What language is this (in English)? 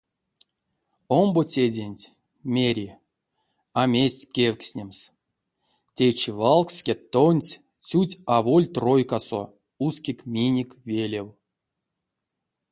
Erzya